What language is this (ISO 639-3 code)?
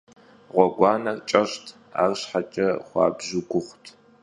kbd